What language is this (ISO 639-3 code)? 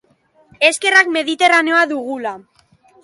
eus